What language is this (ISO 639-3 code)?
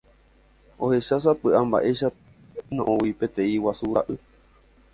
grn